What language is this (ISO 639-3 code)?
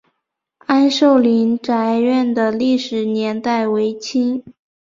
zho